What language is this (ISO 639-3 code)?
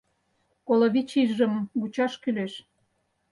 chm